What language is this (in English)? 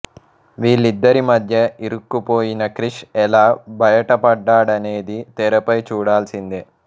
Telugu